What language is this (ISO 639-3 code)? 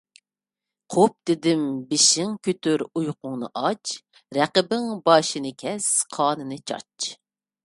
uig